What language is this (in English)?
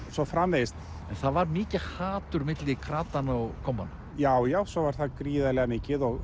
Icelandic